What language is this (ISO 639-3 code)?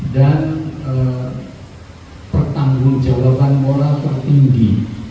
ind